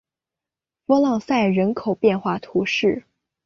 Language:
Chinese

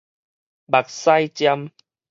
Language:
Min Nan Chinese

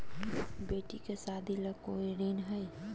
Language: Magahi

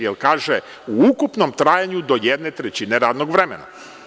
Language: Serbian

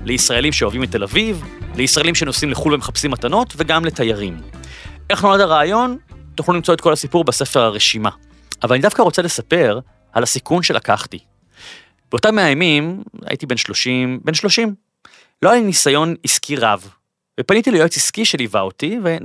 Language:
Hebrew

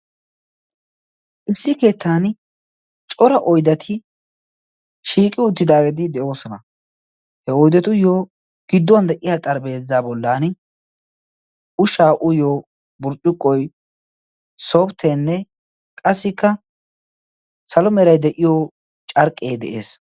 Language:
Wolaytta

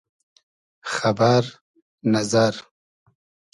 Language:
Hazaragi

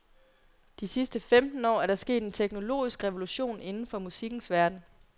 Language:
Danish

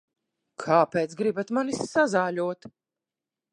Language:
Latvian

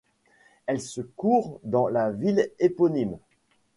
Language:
French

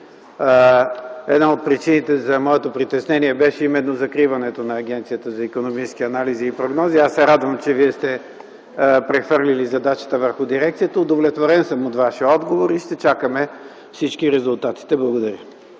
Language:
Bulgarian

